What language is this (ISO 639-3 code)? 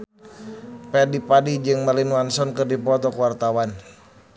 sun